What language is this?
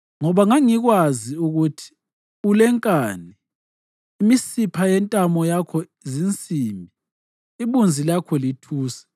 North Ndebele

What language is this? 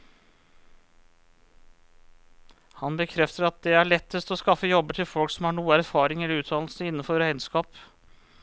Norwegian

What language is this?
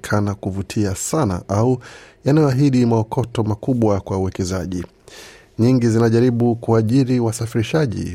Swahili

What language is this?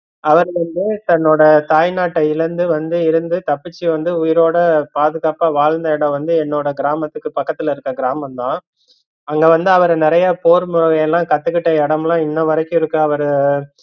Tamil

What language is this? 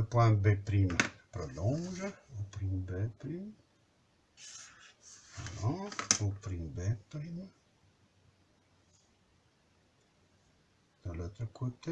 French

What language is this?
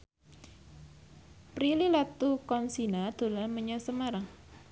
Javanese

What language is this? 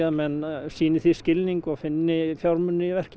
Icelandic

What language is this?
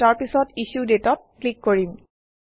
Assamese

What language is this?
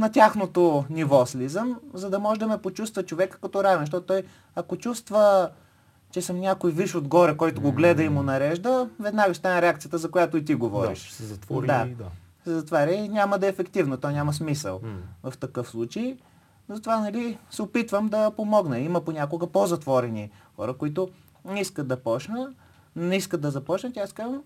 Bulgarian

